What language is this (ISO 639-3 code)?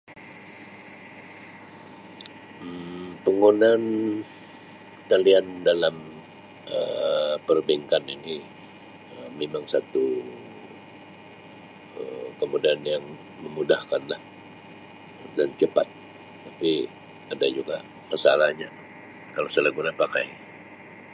msi